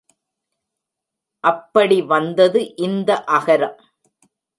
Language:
Tamil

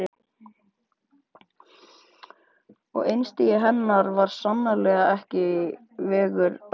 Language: Icelandic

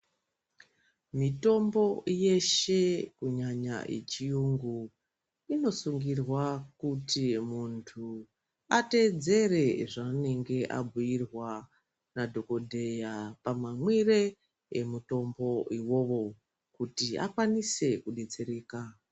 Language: Ndau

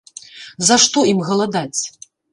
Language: Belarusian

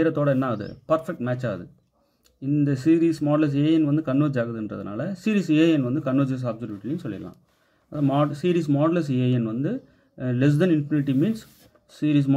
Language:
Tamil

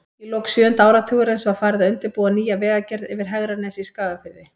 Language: Icelandic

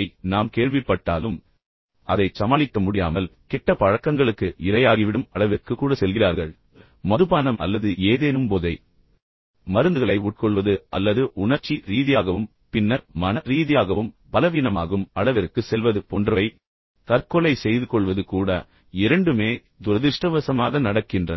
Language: Tamil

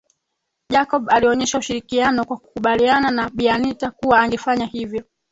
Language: Swahili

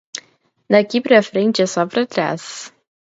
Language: Portuguese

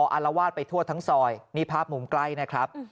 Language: Thai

